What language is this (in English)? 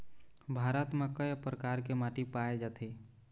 Chhattisgarhi